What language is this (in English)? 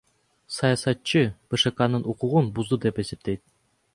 Kyrgyz